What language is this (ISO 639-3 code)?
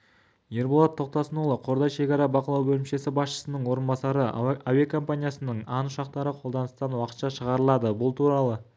kaz